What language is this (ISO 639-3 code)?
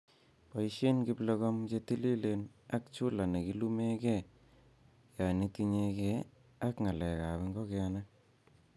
kln